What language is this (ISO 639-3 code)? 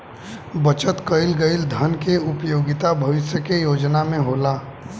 bho